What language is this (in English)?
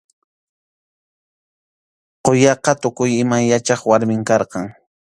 Arequipa-La Unión Quechua